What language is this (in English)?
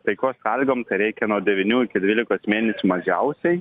Lithuanian